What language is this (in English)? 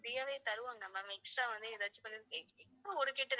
Tamil